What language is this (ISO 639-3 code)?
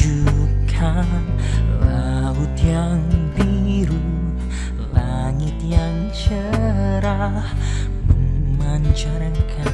ind